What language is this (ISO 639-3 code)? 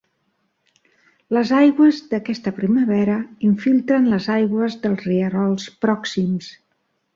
cat